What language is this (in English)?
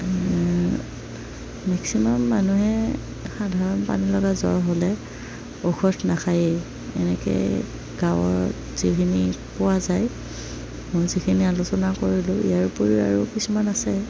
Assamese